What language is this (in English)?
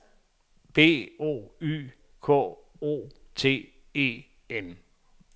Danish